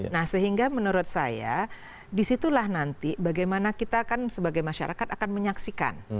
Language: Indonesian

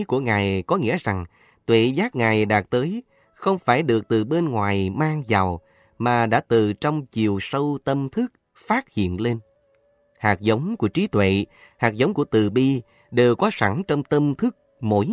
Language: Vietnamese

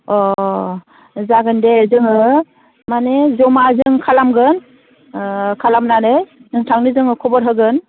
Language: Bodo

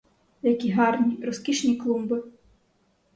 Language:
Ukrainian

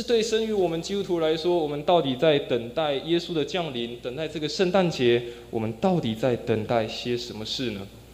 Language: Chinese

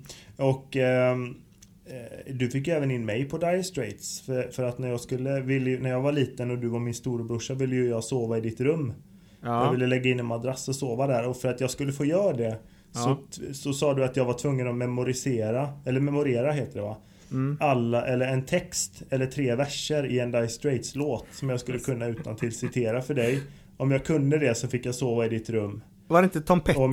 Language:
Swedish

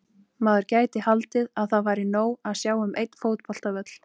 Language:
Icelandic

